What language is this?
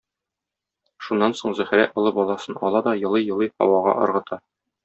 Tatar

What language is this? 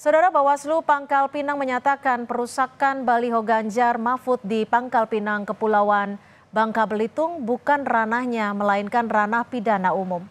Indonesian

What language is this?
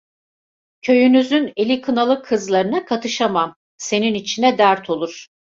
Turkish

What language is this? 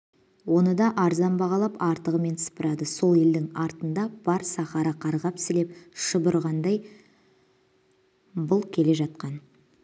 Kazakh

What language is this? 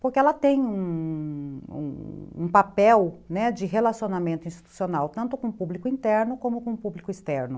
Portuguese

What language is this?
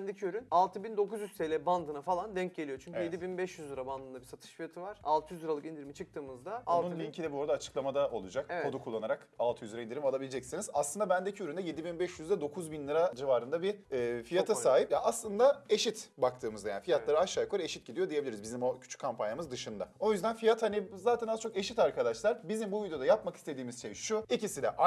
Turkish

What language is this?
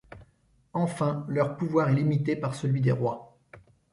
French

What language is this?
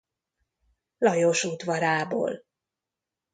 Hungarian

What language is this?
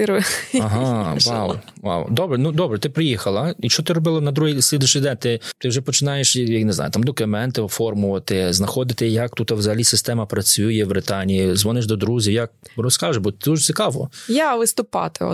Ukrainian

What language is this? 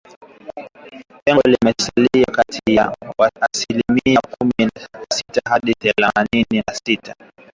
Swahili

